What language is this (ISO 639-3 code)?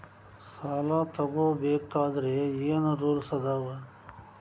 kan